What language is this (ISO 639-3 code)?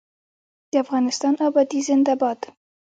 pus